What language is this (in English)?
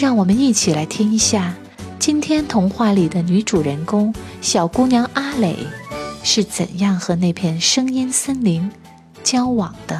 Chinese